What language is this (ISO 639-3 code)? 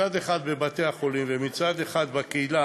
heb